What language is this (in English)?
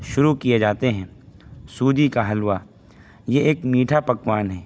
Urdu